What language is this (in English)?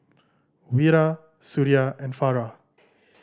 English